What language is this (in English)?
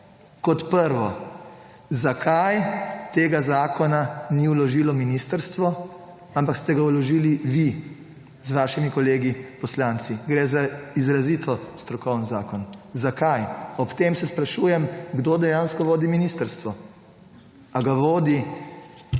Slovenian